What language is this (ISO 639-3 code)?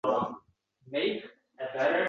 uzb